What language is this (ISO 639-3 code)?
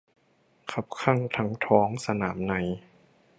tha